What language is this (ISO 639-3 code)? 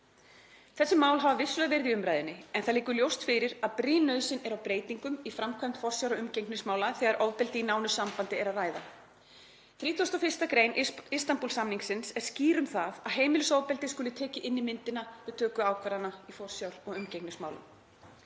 isl